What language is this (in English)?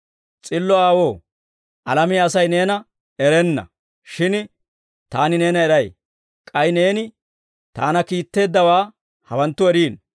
Dawro